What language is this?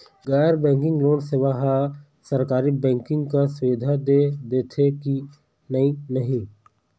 Chhattisgarhi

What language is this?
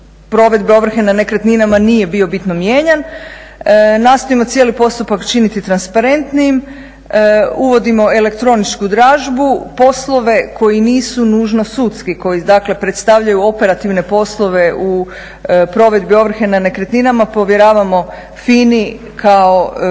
Croatian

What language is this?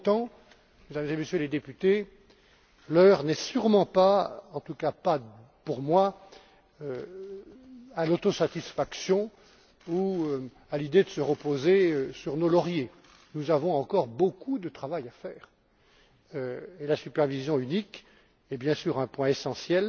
French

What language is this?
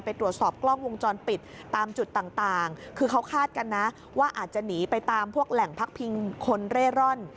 Thai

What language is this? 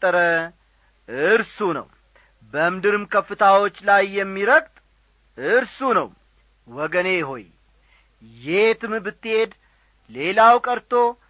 Amharic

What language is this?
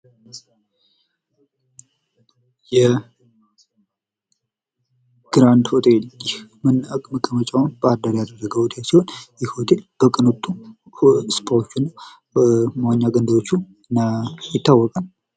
Amharic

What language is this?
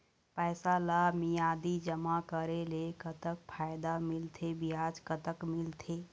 Chhattisgarhi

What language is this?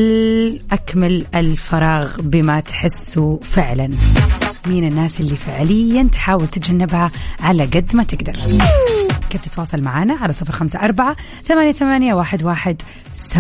Arabic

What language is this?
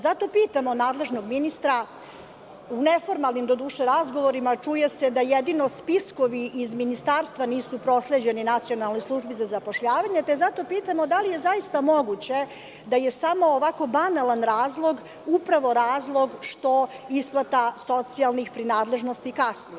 Serbian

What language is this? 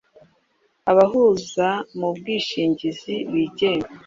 Kinyarwanda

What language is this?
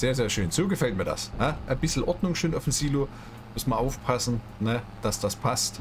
German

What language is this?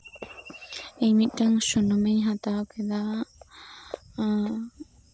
Santali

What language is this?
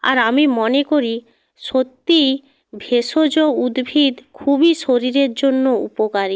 Bangla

